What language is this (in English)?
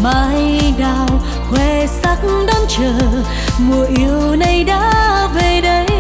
Vietnamese